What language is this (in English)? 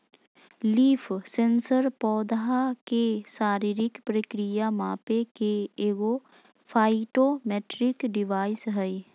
Magahi